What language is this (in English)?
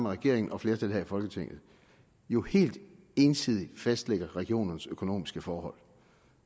Danish